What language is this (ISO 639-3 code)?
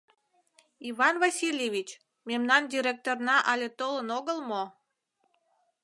chm